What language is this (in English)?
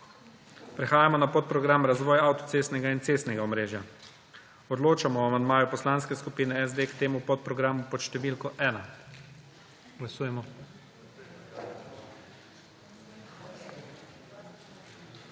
Slovenian